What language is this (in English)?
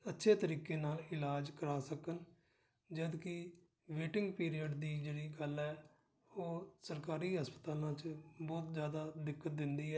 Punjabi